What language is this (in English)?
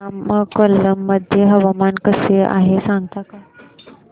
Marathi